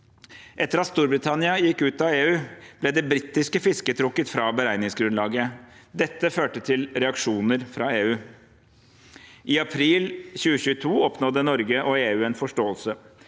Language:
Norwegian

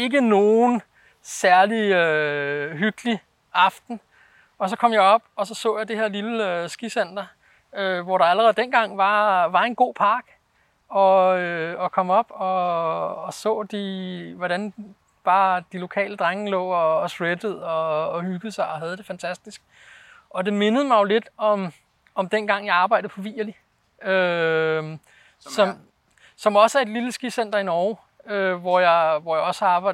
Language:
Danish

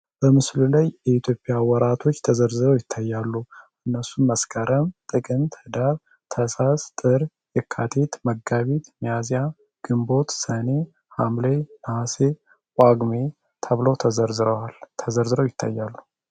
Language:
Amharic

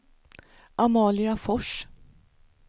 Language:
Swedish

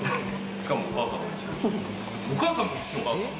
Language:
Japanese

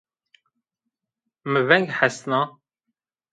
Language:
Zaza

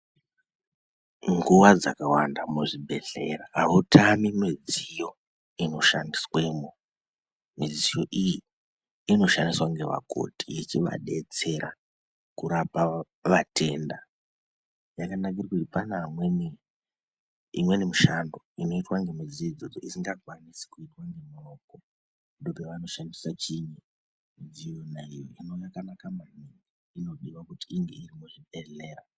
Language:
Ndau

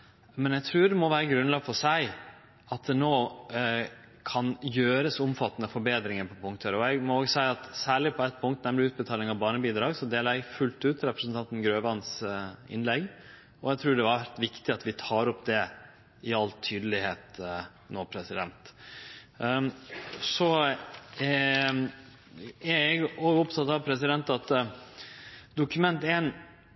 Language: Norwegian Nynorsk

